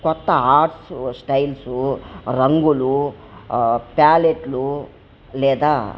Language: Telugu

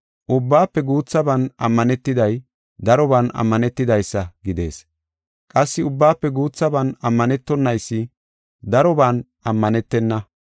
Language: Gofa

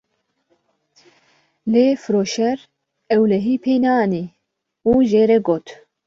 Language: Kurdish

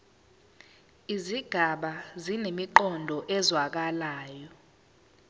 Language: Zulu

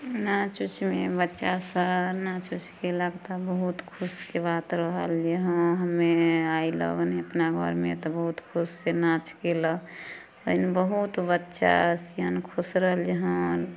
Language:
Maithili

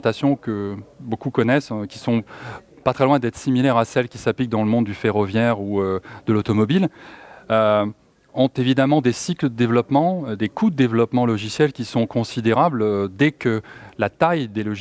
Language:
French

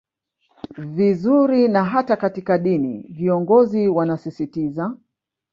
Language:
Swahili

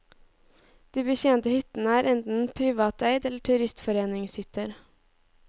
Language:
Norwegian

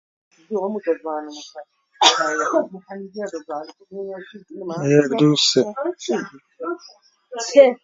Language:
Central Kurdish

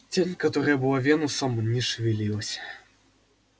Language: Russian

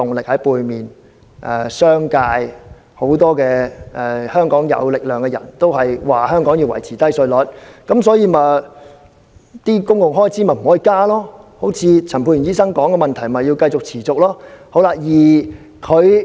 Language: Cantonese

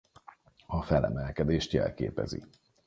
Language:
Hungarian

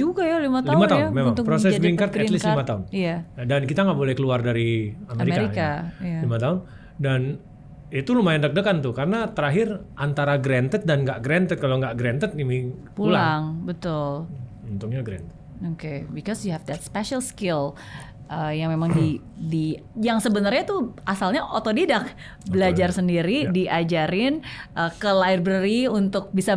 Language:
Indonesian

